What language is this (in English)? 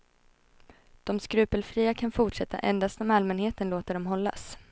Swedish